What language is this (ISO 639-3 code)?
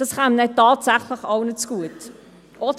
gsw